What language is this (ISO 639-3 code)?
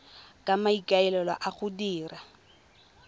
tsn